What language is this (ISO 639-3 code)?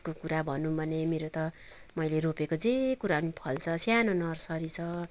nep